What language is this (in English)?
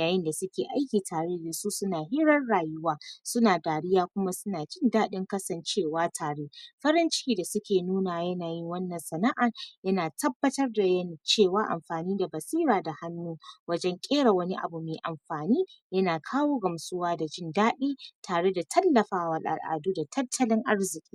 Hausa